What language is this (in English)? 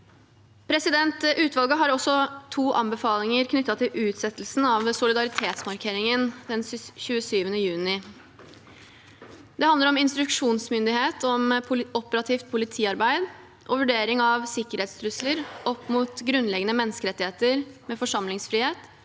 Norwegian